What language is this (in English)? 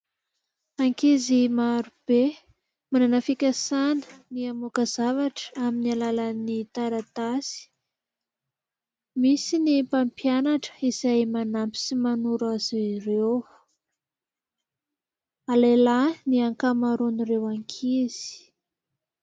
Malagasy